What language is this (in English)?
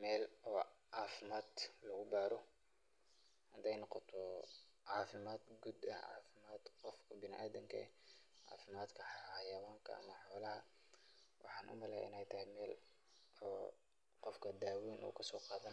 Somali